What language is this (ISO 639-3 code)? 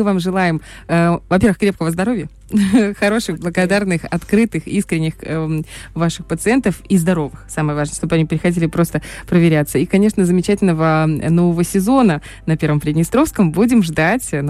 rus